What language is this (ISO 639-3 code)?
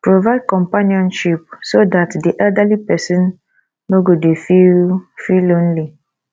pcm